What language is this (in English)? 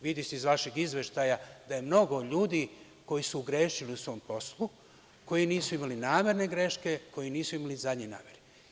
Serbian